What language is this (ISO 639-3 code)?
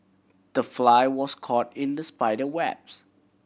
eng